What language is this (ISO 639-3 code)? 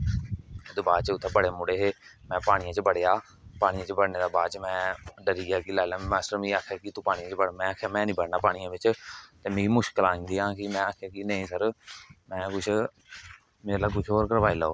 doi